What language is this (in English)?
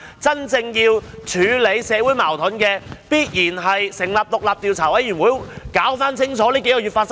Cantonese